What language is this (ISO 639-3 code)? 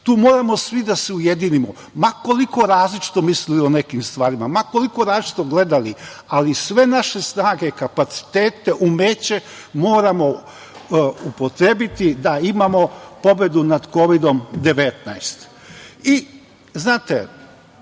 srp